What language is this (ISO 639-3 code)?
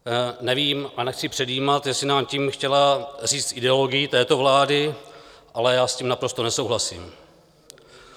ces